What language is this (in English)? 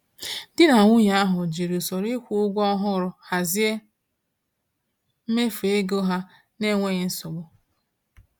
Igbo